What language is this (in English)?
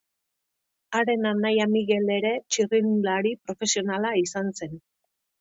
Basque